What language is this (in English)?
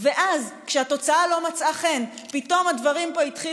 Hebrew